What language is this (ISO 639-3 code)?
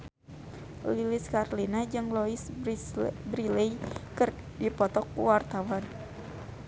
sun